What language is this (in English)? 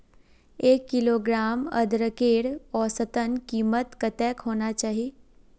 Magahi